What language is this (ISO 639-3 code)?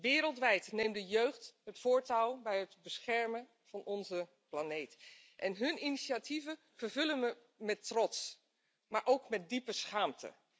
nld